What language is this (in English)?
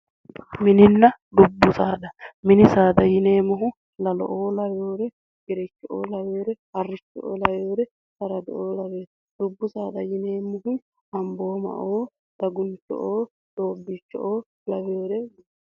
Sidamo